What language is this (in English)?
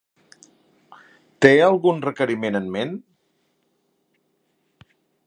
Catalan